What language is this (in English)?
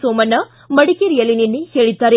Kannada